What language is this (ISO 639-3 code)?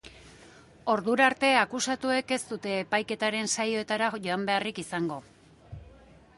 eus